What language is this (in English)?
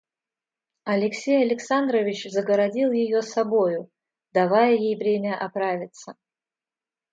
Russian